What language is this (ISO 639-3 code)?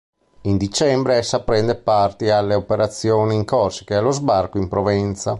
ita